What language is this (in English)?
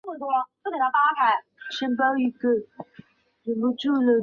Chinese